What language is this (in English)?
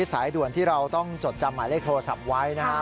Thai